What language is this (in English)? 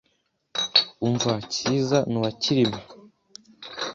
Kinyarwanda